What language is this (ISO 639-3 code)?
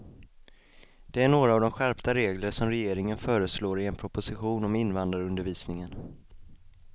swe